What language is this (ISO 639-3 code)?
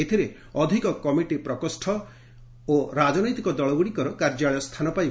ori